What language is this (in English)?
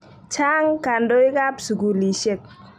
Kalenjin